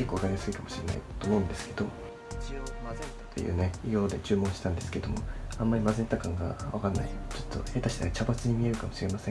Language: Japanese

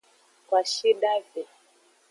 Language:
Aja (Benin)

